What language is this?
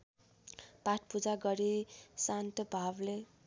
Nepali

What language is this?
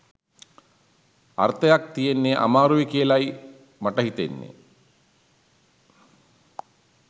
Sinhala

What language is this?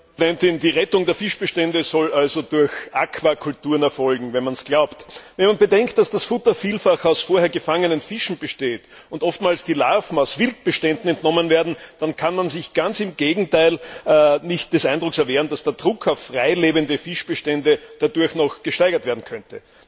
German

